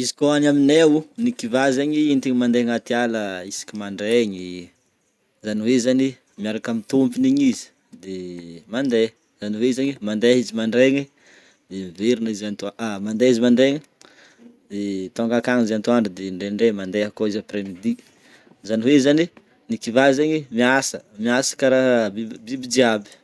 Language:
Northern Betsimisaraka Malagasy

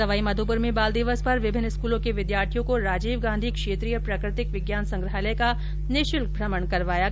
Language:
Hindi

